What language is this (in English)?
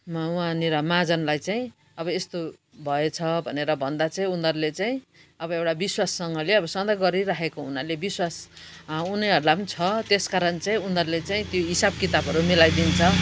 Nepali